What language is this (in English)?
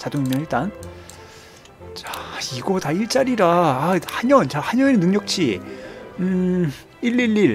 Korean